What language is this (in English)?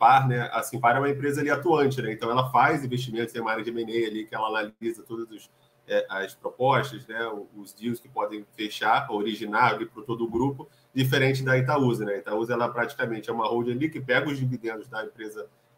Portuguese